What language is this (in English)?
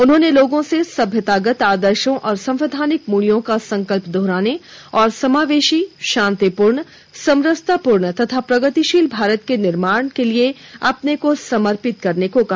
Hindi